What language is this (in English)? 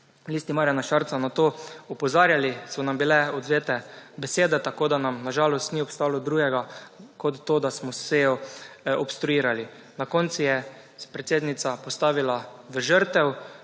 Slovenian